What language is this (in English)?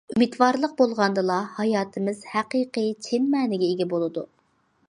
Uyghur